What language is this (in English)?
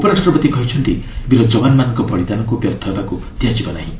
Odia